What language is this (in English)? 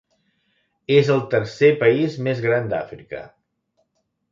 Catalan